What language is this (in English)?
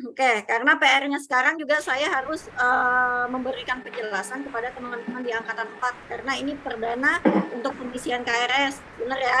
Indonesian